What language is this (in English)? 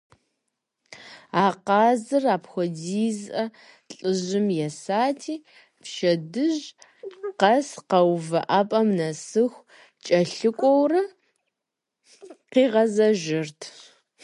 Kabardian